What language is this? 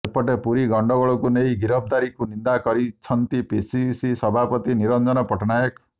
Odia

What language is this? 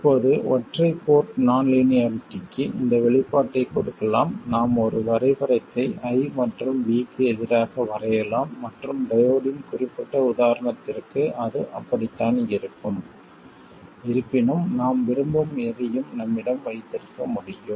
Tamil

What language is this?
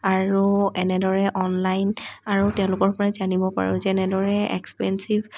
Assamese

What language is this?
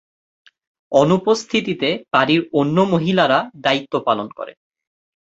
Bangla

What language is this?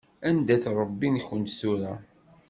Kabyle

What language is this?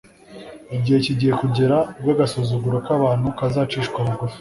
Kinyarwanda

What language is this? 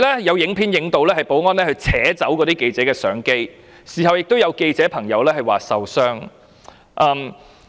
Cantonese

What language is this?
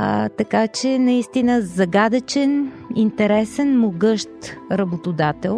Bulgarian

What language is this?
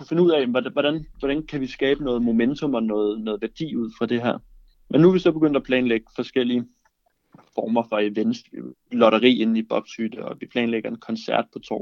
Danish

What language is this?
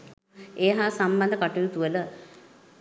Sinhala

